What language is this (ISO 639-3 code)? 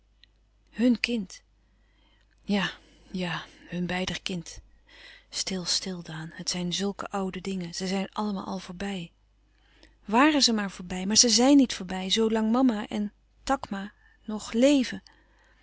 nld